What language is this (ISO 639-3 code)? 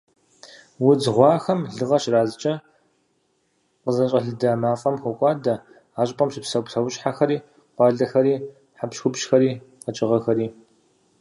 kbd